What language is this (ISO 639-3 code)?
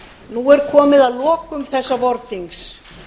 isl